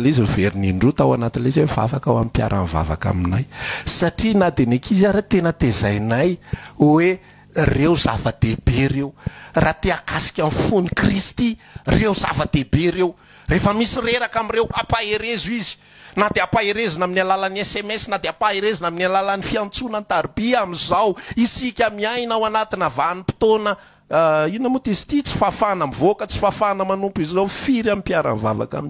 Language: Indonesian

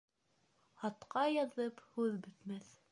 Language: Bashkir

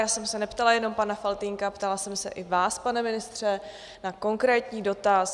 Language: Czech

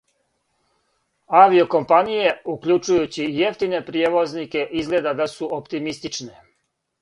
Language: Serbian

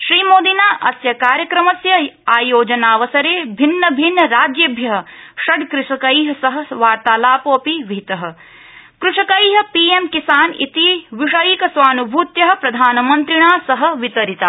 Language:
Sanskrit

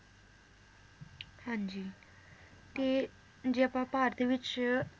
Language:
Punjabi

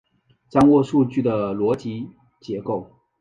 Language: Chinese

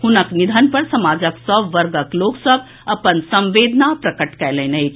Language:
Maithili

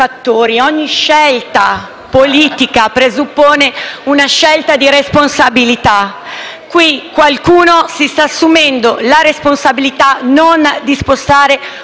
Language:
Italian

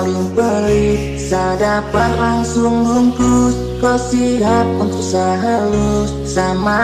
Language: Vietnamese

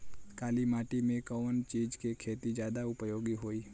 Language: Bhojpuri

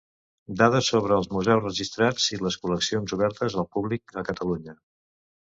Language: Catalan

